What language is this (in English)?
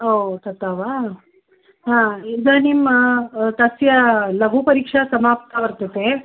Sanskrit